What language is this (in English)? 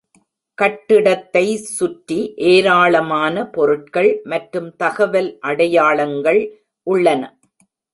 Tamil